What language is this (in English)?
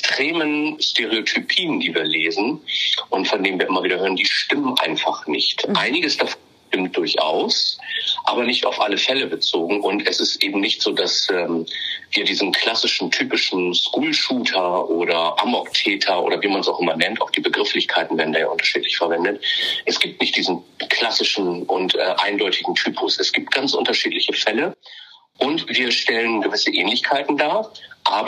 German